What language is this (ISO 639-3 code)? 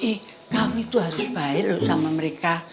ind